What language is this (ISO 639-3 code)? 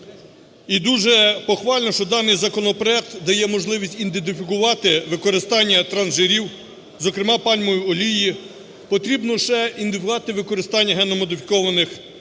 ukr